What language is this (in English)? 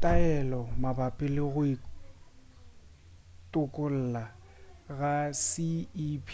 Northern Sotho